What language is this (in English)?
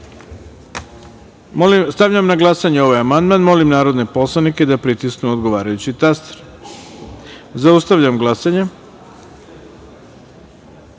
Serbian